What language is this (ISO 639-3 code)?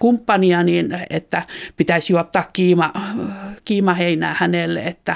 fin